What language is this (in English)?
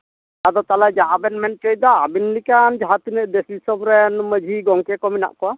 Santali